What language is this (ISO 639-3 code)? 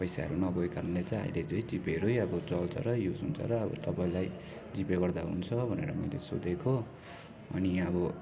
nep